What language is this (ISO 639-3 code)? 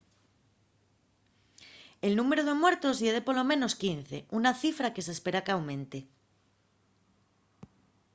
ast